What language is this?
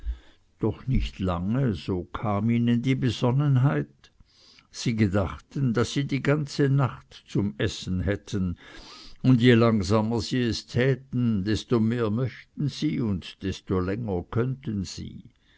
German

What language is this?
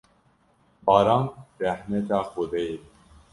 Kurdish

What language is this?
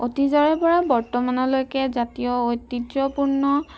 Assamese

